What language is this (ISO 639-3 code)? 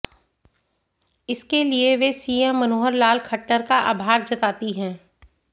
hin